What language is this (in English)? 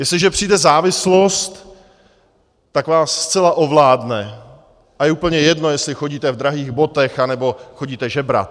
Czech